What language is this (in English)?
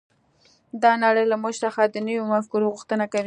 Pashto